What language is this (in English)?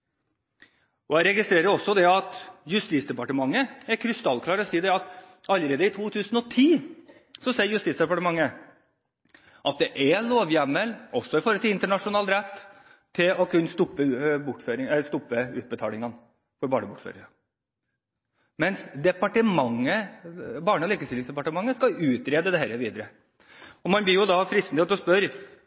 Norwegian Bokmål